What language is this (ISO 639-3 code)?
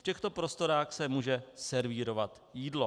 ces